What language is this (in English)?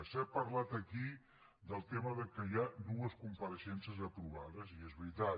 Catalan